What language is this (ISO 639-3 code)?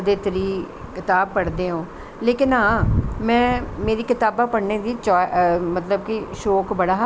doi